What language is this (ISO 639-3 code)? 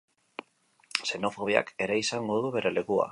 eus